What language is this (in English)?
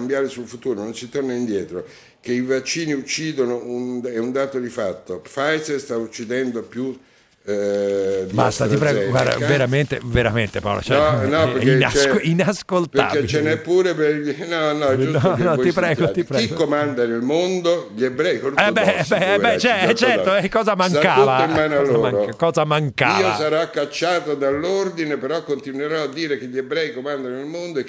Italian